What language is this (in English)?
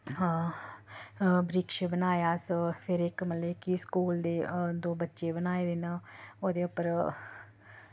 Dogri